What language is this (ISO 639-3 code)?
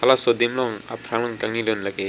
mjw